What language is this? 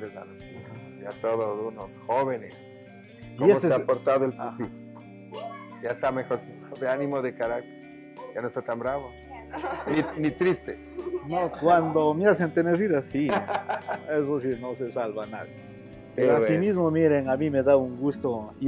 Spanish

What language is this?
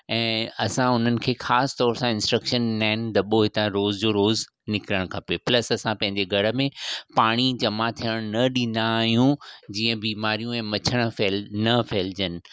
Sindhi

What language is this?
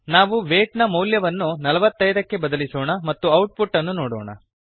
Kannada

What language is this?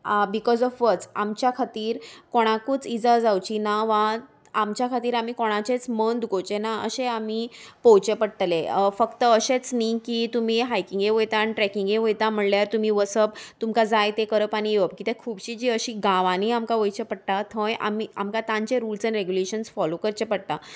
Konkani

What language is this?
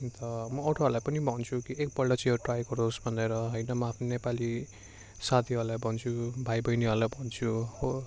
Nepali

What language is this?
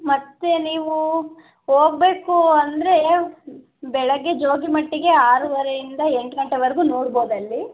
Kannada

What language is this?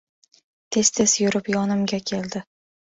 Uzbek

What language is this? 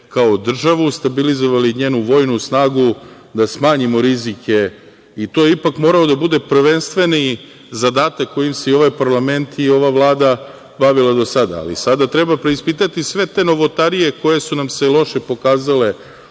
Serbian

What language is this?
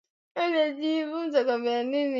Swahili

